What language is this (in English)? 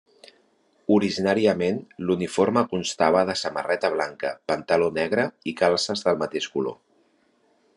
Catalan